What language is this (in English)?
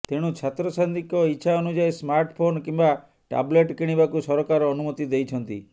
Odia